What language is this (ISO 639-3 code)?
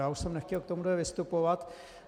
ces